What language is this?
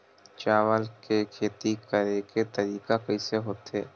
Chhattisgarhi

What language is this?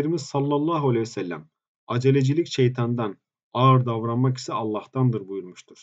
Turkish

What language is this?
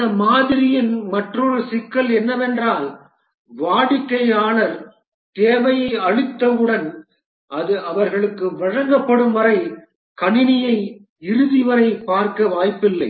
Tamil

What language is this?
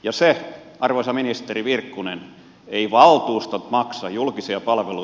Finnish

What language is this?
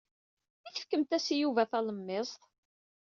Kabyle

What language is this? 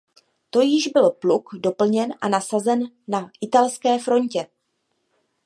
Czech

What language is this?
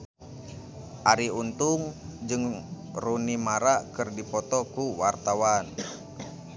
Sundanese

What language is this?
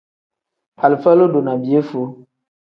Tem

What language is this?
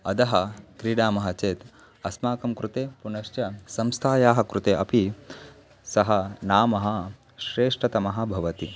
Sanskrit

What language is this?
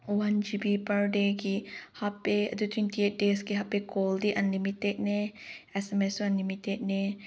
Manipuri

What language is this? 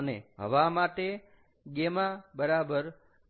Gujarati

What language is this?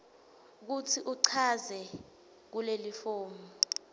Swati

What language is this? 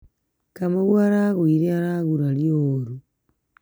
Kikuyu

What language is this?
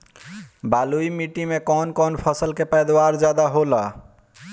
Bhojpuri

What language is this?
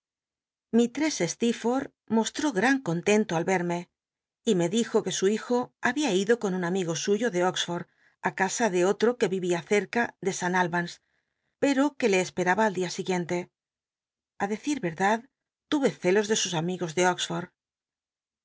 Spanish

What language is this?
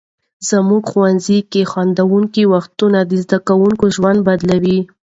Pashto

